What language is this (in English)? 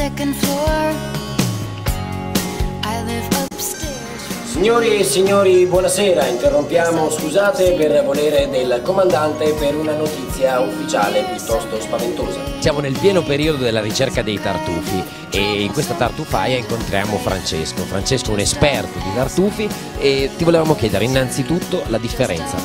Italian